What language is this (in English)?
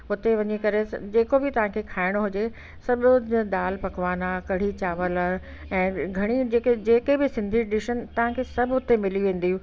Sindhi